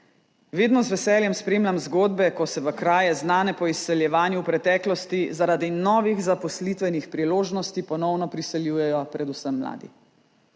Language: Slovenian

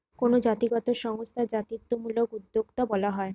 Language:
Bangla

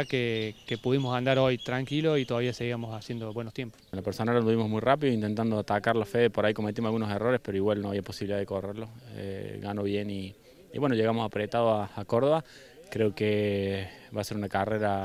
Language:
Spanish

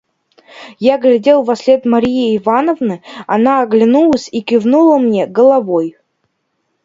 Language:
Russian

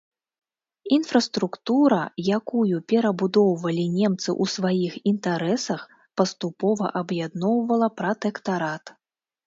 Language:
Belarusian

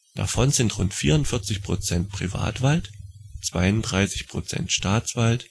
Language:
German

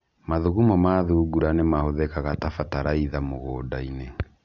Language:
Kikuyu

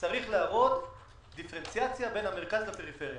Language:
Hebrew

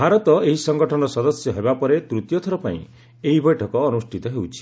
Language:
Odia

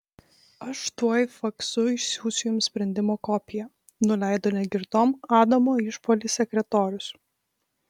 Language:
Lithuanian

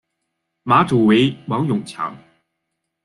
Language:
Chinese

